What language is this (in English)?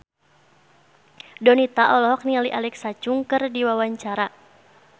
Sundanese